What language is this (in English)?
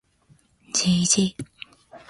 Japanese